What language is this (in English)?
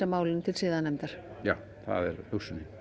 Icelandic